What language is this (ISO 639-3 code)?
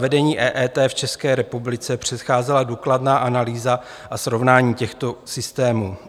ces